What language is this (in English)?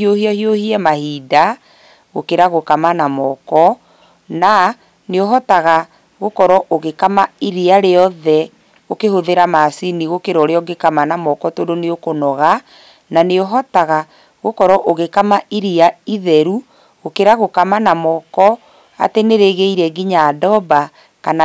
Kikuyu